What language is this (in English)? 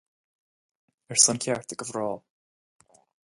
Irish